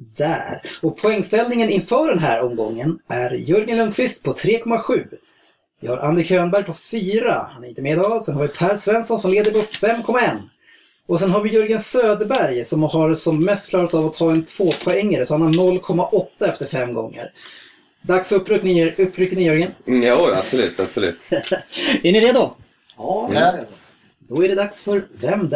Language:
Swedish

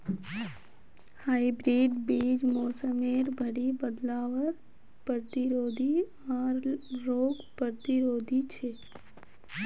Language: Magahi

